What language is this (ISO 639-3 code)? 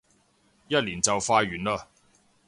yue